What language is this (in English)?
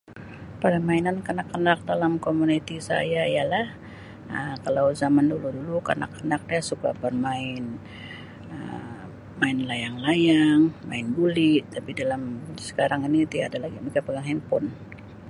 Sabah Malay